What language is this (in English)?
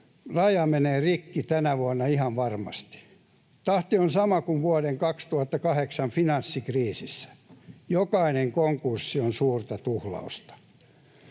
Finnish